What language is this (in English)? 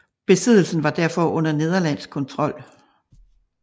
Danish